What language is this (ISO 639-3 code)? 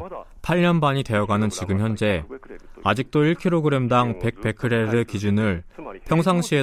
kor